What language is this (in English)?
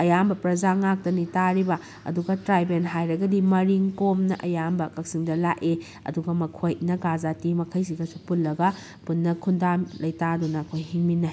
Manipuri